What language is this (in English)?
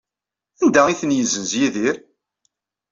Kabyle